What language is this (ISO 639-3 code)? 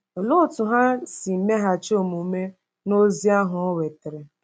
ibo